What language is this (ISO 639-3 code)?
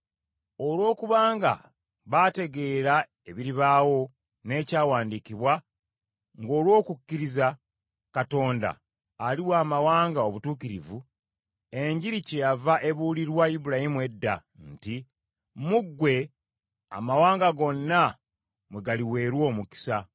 lug